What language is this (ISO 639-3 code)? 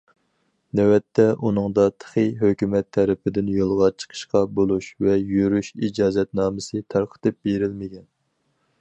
uig